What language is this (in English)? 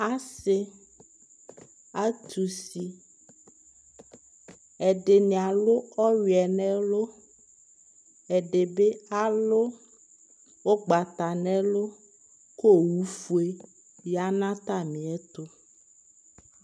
Ikposo